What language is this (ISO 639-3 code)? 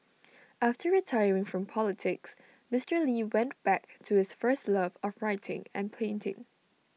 eng